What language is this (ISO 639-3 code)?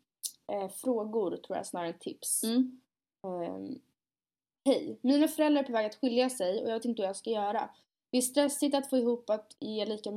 swe